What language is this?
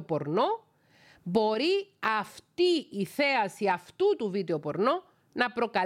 Greek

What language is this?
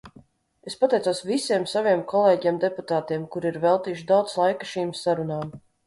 Latvian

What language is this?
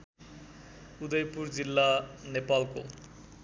Nepali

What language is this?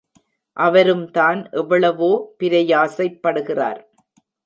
Tamil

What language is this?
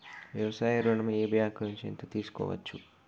Telugu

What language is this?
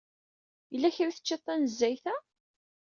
Kabyle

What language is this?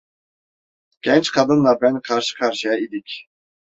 Turkish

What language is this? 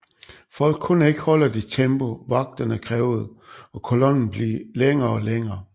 Danish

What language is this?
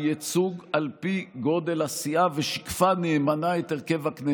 Hebrew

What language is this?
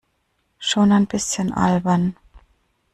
German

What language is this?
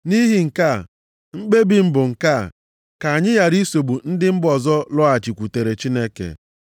Igbo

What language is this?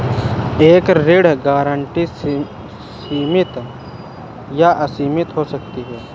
Hindi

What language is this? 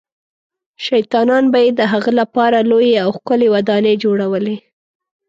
Pashto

